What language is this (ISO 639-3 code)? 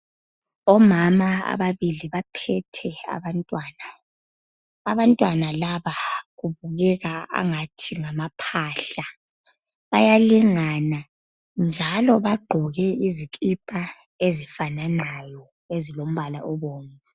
nde